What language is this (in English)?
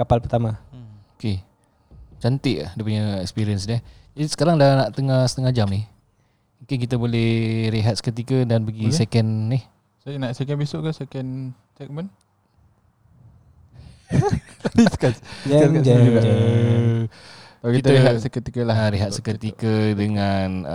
Malay